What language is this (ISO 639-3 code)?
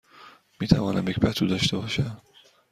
fas